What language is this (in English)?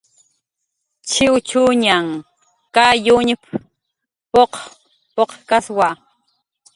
Jaqaru